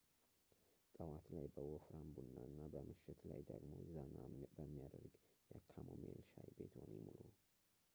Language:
Amharic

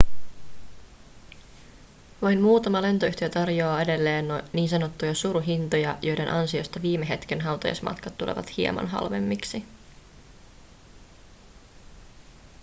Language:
Finnish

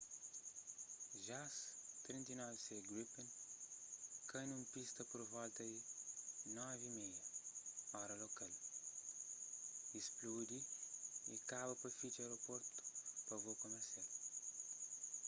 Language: Kabuverdianu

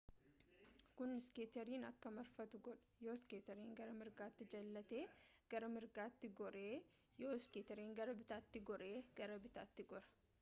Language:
Oromo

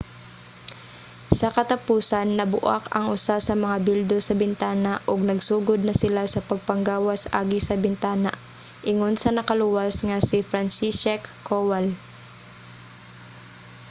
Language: Cebuano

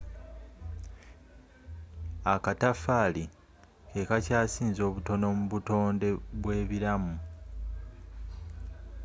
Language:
Ganda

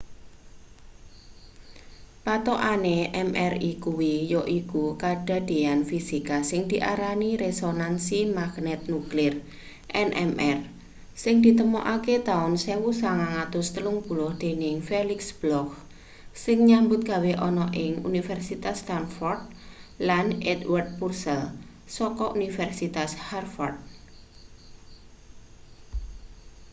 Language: Javanese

